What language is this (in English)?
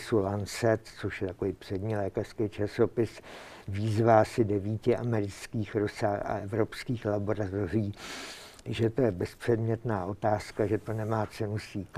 Czech